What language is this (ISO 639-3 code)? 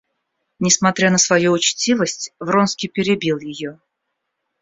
rus